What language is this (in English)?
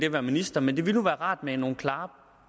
Danish